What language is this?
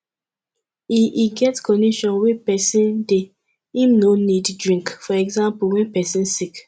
Nigerian Pidgin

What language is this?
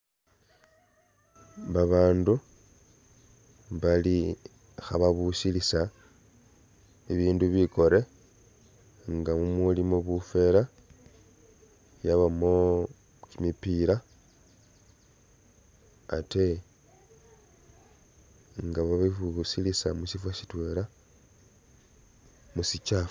Masaaba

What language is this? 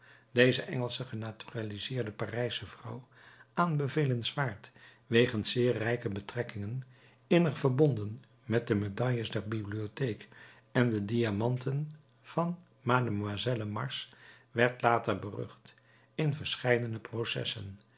Dutch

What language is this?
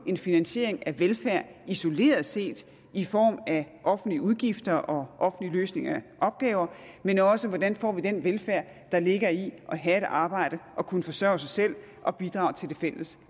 Danish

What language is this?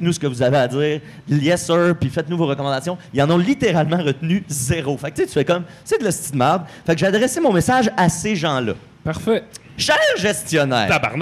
French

